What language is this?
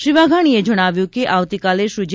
Gujarati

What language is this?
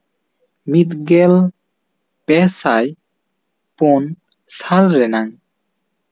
Santali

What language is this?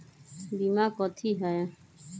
Magahi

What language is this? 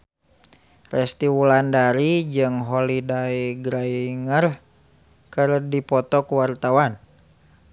Sundanese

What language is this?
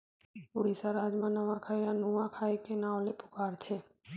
Chhattisgarhi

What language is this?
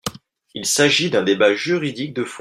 French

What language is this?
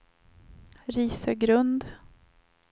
Swedish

